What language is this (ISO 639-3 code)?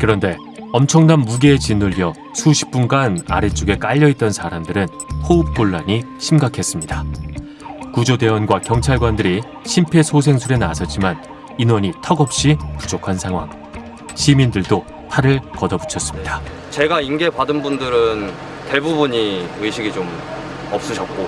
kor